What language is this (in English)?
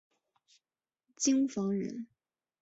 Chinese